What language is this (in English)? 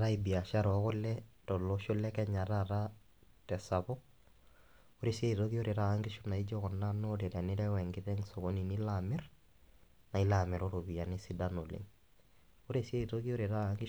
Masai